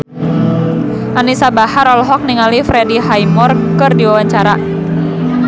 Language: Sundanese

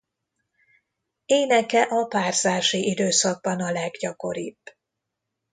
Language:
Hungarian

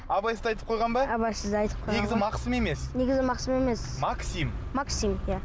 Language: Kazakh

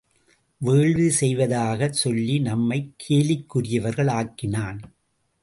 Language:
Tamil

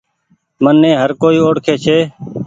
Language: Goaria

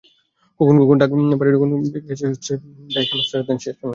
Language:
Bangla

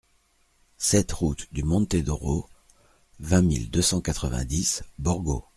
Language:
French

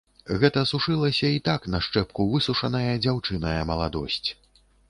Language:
Belarusian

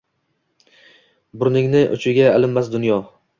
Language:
Uzbek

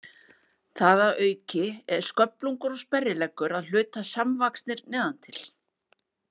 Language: Icelandic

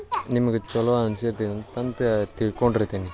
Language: Kannada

